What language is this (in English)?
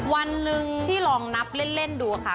Thai